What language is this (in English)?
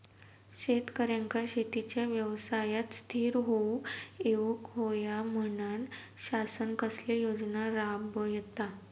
Marathi